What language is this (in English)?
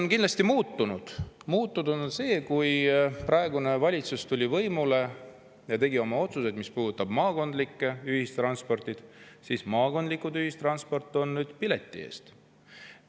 Estonian